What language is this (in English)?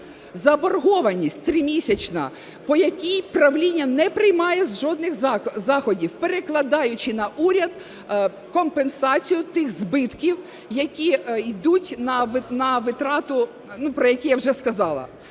Ukrainian